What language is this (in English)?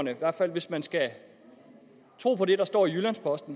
Danish